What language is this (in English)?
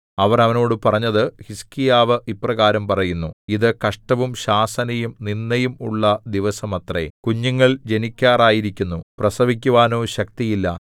Malayalam